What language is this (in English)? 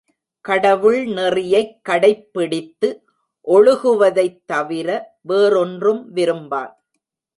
Tamil